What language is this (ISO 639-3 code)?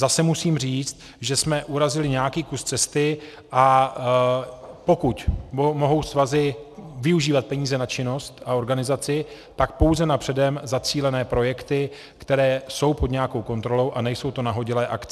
ces